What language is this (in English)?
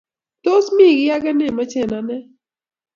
Kalenjin